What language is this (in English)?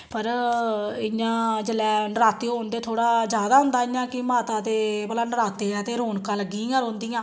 Dogri